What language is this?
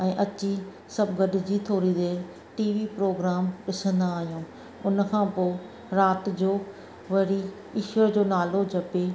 Sindhi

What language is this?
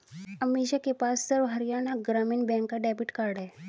Hindi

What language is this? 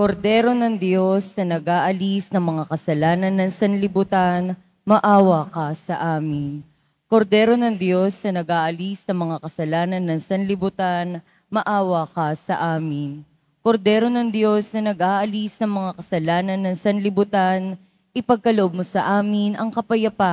Filipino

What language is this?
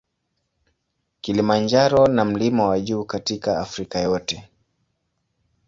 Swahili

